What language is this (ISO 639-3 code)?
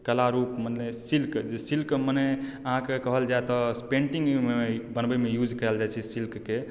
mai